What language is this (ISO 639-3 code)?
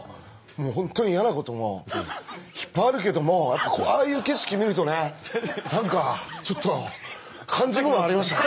jpn